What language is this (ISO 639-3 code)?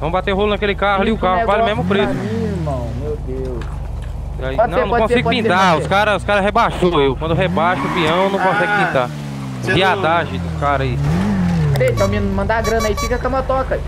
por